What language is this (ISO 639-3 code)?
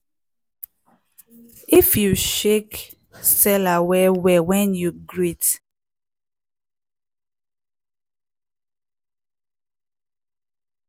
pcm